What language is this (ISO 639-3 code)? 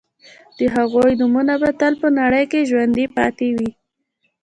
pus